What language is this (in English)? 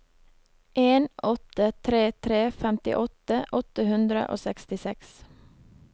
Norwegian